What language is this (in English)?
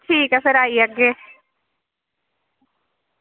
Dogri